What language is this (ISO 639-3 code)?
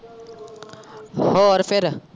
pan